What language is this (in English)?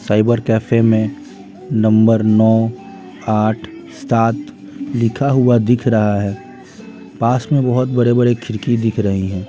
Hindi